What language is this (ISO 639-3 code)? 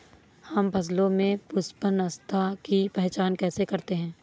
hin